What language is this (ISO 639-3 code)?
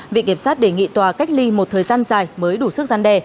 vie